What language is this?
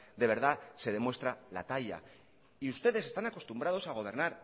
Spanish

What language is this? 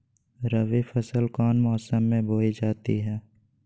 Magahi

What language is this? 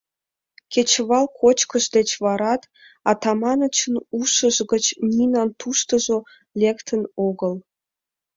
Mari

